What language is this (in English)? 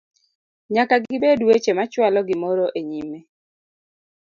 Luo (Kenya and Tanzania)